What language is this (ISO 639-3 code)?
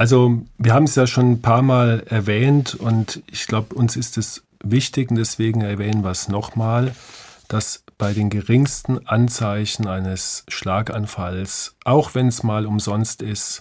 deu